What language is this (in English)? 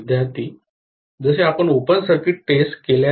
Marathi